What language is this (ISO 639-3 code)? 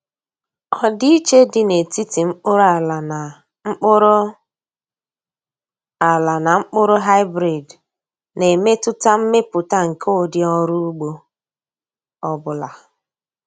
ibo